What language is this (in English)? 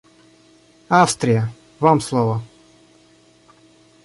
Russian